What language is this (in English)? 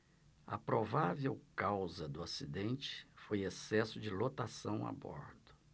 Portuguese